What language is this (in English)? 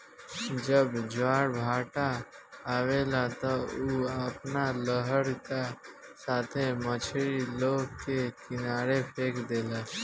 Bhojpuri